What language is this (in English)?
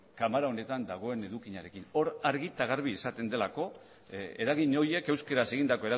Basque